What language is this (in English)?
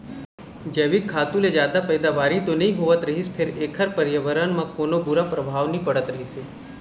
Chhattisgarhi